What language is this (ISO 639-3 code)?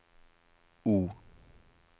nor